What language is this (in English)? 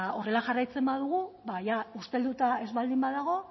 Basque